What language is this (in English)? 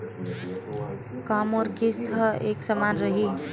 Chhattisgarhi